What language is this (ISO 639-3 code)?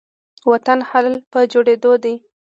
pus